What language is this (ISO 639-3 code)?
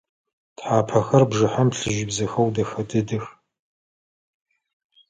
ady